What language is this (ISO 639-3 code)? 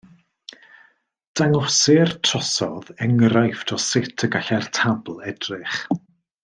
cym